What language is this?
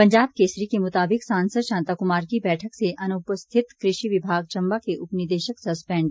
Hindi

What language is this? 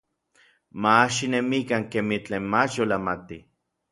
Orizaba Nahuatl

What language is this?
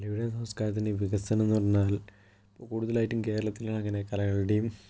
Malayalam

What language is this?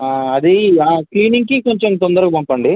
Telugu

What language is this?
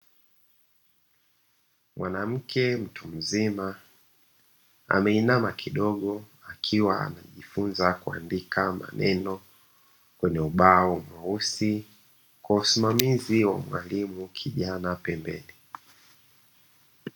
Swahili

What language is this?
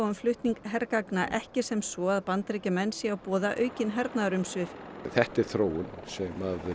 Icelandic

